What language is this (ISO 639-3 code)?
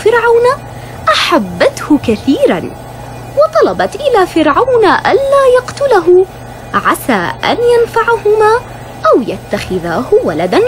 ara